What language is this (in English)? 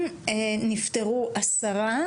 Hebrew